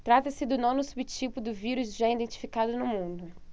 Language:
Portuguese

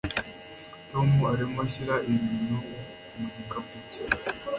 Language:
Kinyarwanda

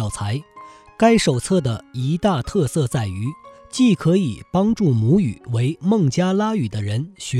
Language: Chinese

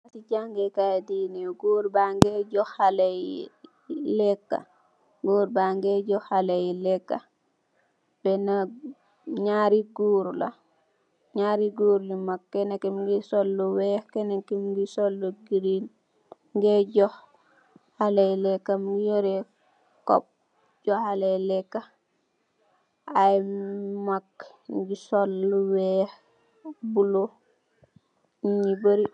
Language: Wolof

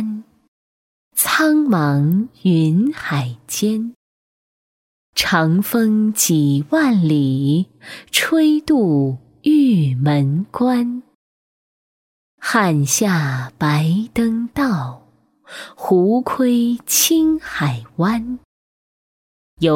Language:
Chinese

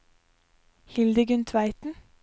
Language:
Norwegian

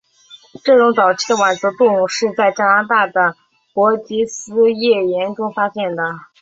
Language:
Chinese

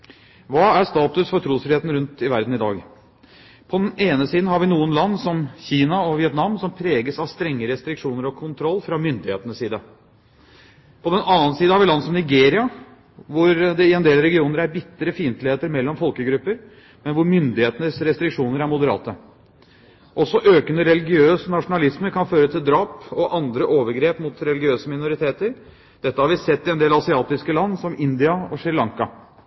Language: Norwegian Bokmål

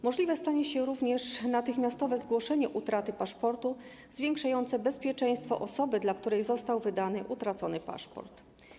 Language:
Polish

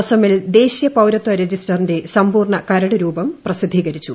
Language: Malayalam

